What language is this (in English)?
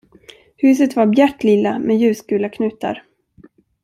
Swedish